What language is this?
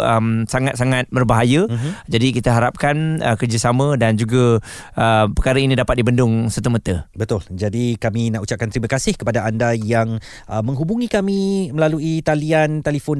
Malay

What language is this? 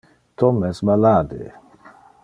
Interlingua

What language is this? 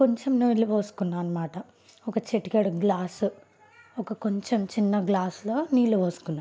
Telugu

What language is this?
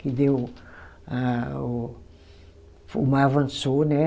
Portuguese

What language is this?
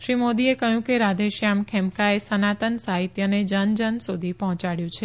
Gujarati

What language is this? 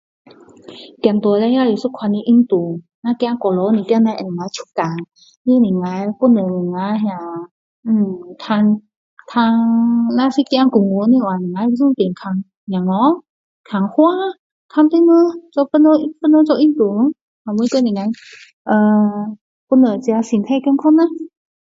Min Dong Chinese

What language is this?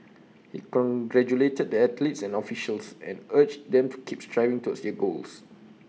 English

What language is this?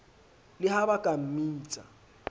Southern Sotho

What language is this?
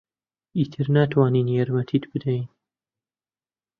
Central Kurdish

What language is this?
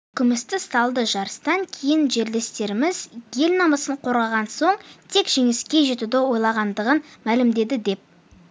Kazakh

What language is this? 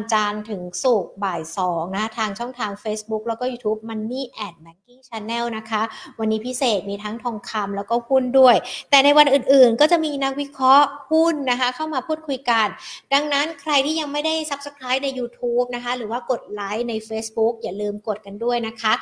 Thai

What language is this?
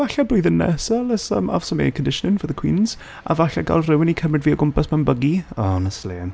Welsh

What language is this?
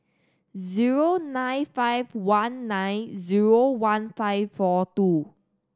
English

